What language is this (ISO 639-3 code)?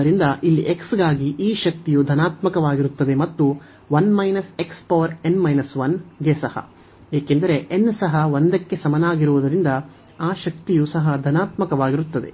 kan